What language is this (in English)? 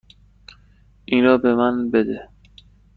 Persian